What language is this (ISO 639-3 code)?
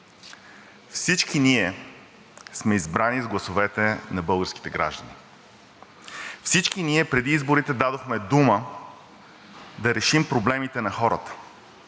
bul